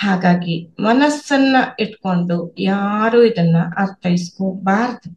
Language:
Kannada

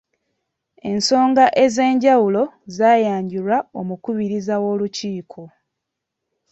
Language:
Ganda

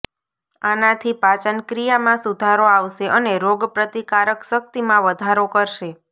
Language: Gujarati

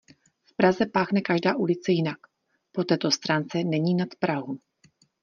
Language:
Czech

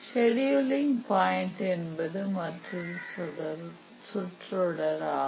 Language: Tamil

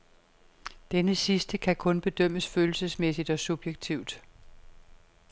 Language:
Danish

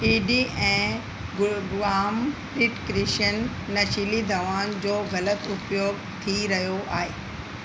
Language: Sindhi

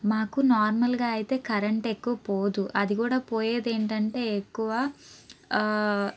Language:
Telugu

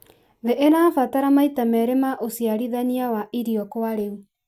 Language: Kikuyu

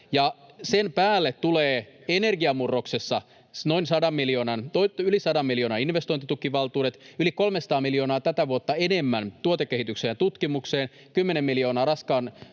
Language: Finnish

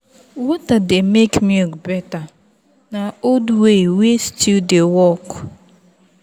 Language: Nigerian Pidgin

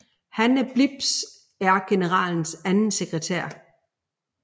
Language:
Danish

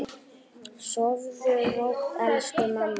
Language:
Icelandic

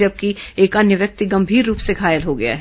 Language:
Hindi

